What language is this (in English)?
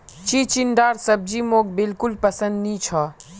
Magahi